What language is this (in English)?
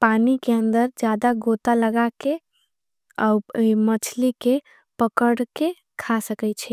Angika